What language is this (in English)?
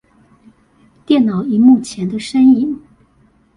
Chinese